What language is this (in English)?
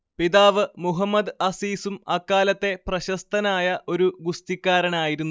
Malayalam